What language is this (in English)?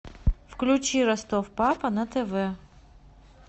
Russian